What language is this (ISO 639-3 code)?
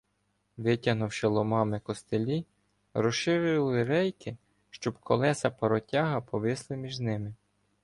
ukr